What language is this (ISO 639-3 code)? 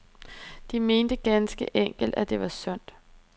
dan